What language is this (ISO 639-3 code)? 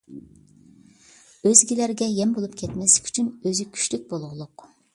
uig